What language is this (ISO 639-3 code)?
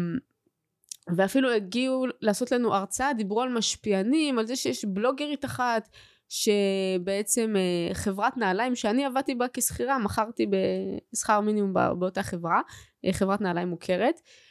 heb